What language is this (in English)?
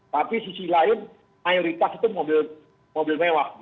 Indonesian